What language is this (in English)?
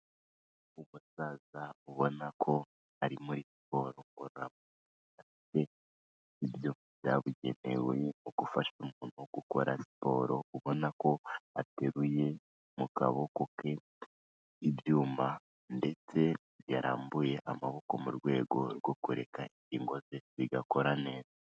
Kinyarwanda